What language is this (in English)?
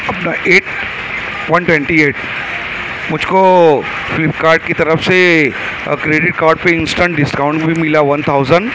Urdu